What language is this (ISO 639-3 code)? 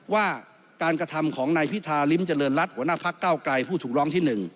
tha